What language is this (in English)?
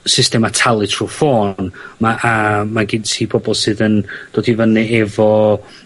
Welsh